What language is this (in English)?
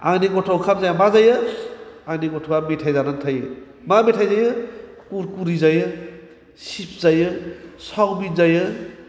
Bodo